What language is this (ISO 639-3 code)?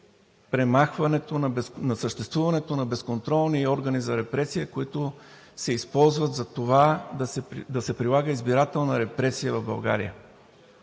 bul